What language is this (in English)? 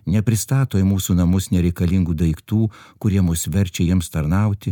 Lithuanian